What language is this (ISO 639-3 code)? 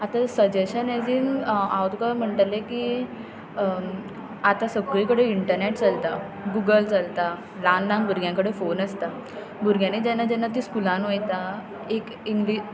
kok